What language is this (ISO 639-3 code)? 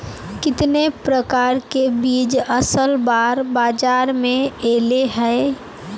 mag